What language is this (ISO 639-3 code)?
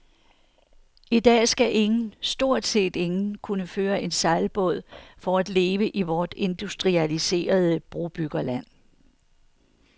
dan